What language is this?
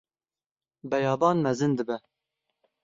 Kurdish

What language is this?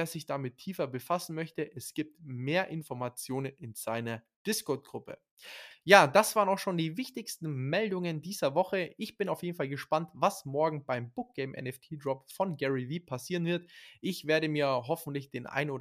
German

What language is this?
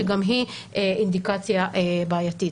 Hebrew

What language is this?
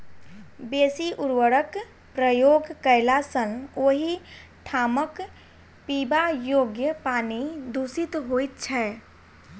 Maithili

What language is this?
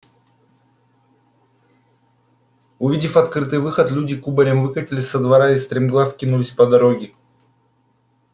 Russian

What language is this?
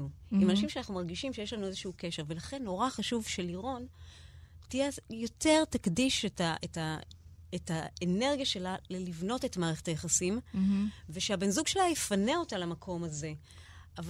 Hebrew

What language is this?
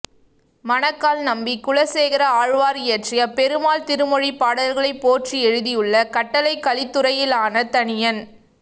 Tamil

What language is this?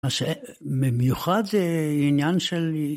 Hebrew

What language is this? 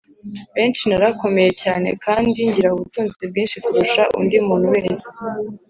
Kinyarwanda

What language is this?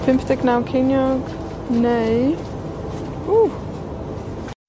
Welsh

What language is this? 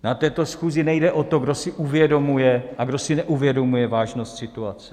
Czech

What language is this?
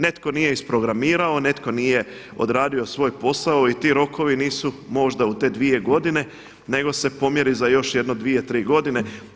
Croatian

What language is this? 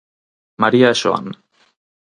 Galician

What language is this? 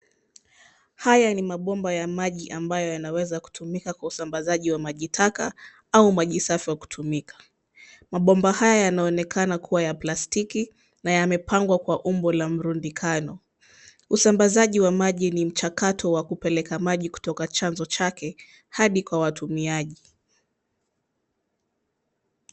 Swahili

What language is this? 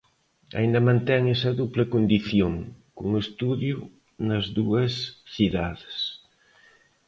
Galician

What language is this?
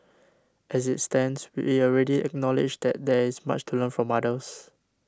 English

